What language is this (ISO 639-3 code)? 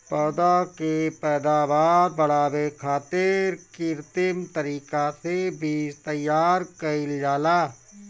bho